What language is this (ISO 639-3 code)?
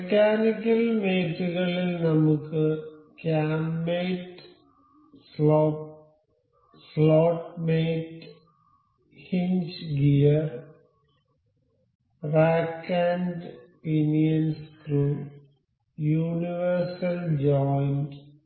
mal